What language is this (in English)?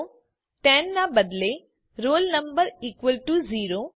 Gujarati